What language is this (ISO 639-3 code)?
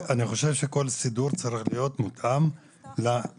heb